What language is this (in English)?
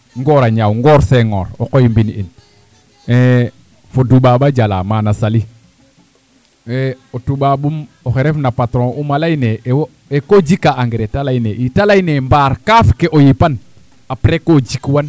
Serer